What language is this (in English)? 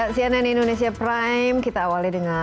Indonesian